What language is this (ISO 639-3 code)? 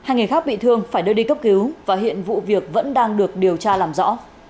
vie